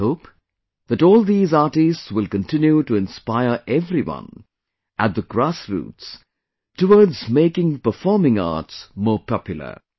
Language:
English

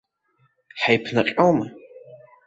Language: Abkhazian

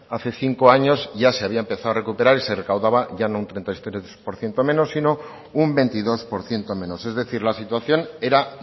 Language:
Spanish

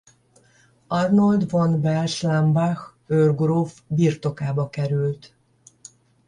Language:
Hungarian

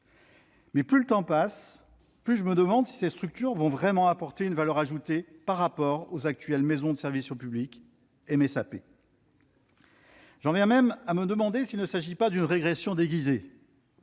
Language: French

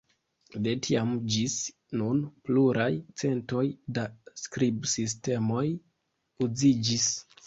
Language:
Esperanto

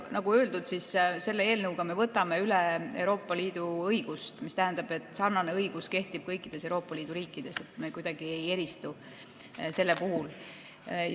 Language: Estonian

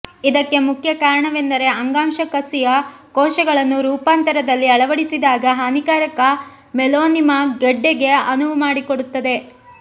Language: Kannada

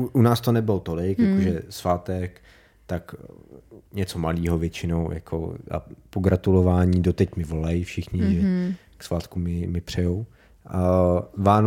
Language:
Czech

